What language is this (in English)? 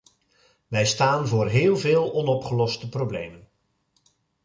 Dutch